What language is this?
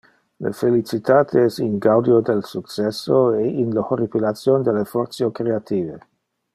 Interlingua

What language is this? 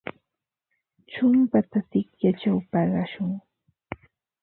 Ambo-Pasco Quechua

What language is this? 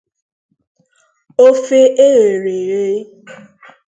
Igbo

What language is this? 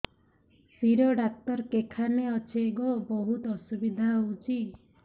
Odia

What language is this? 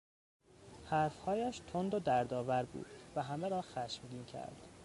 Persian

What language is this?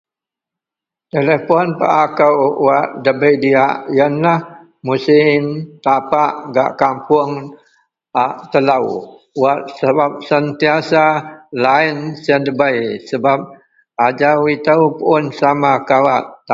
Central Melanau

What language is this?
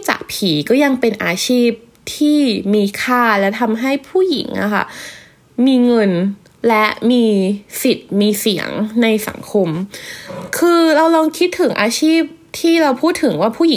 Thai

